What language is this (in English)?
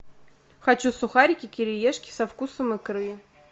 Russian